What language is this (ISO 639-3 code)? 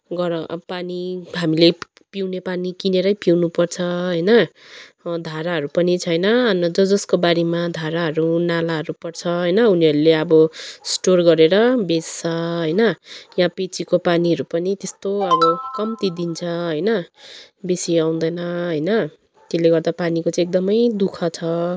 nep